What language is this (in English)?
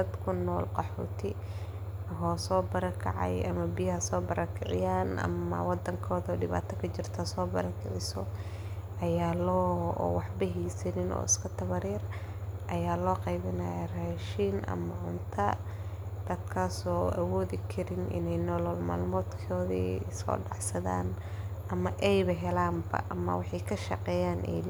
Somali